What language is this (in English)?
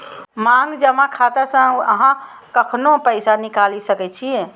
Maithili